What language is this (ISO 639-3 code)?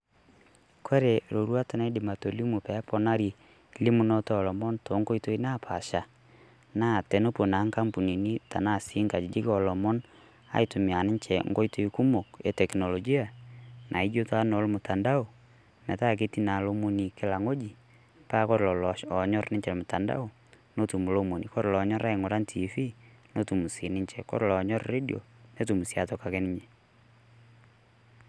mas